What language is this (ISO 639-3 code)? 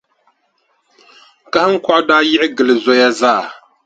dag